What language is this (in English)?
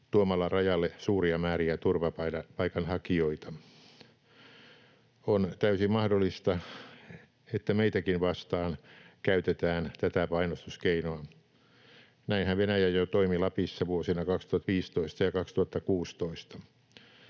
Finnish